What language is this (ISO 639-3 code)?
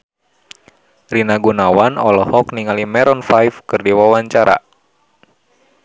sun